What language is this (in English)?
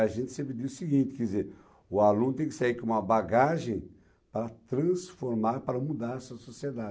Portuguese